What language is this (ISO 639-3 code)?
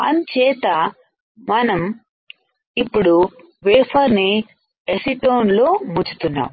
tel